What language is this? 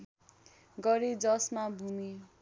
Nepali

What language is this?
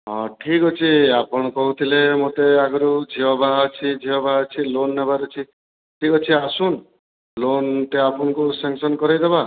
Odia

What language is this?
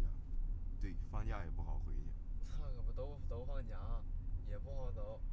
Chinese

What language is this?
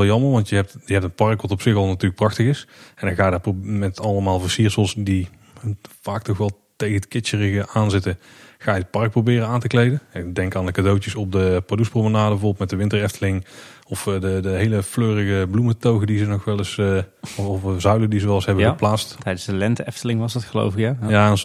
Dutch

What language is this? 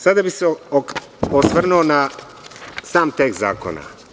Serbian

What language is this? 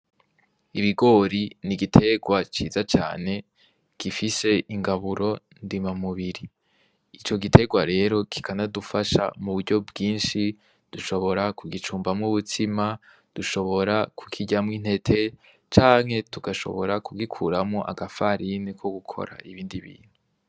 Rundi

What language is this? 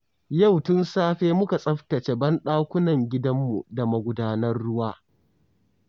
Hausa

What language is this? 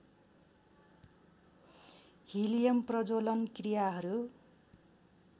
Nepali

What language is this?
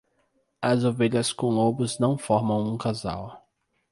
Portuguese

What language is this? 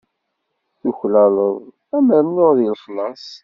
Kabyle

